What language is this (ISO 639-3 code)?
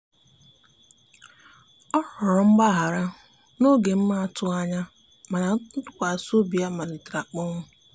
ibo